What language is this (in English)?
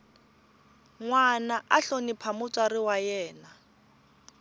Tsonga